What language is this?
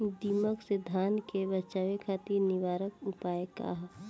Bhojpuri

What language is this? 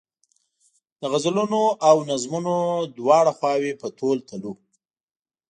Pashto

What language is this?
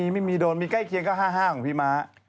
Thai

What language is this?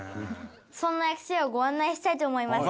Japanese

